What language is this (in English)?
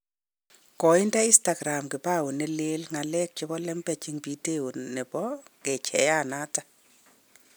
Kalenjin